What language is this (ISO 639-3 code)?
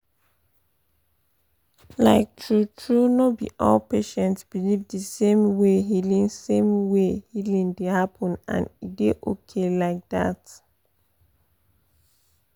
pcm